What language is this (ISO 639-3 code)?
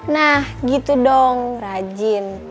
ind